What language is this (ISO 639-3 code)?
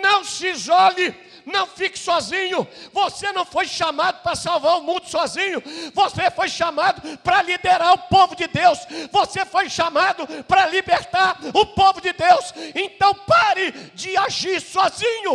por